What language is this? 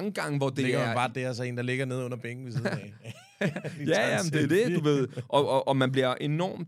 Danish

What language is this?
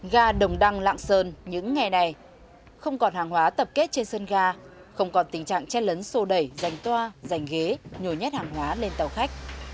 Vietnamese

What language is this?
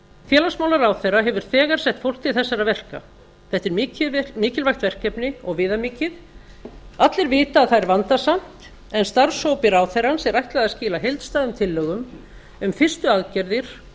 Icelandic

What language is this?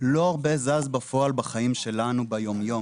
Hebrew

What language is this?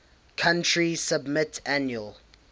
English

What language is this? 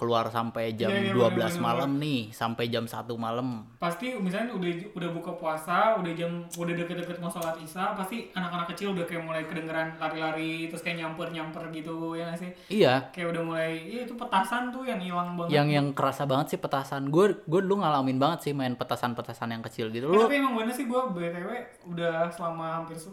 Indonesian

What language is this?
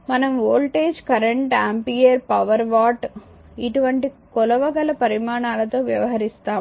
Telugu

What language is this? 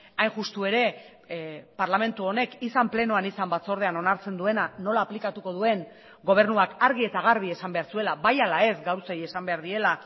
Basque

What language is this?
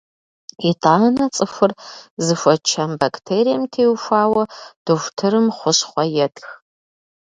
Kabardian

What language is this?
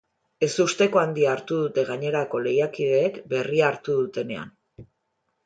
Basque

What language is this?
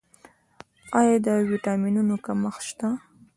Pashto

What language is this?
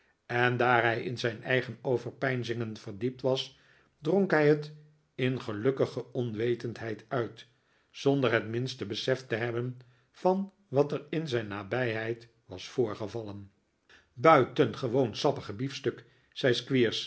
Dutch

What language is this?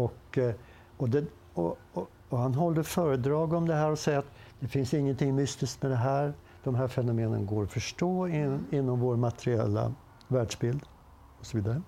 Swedish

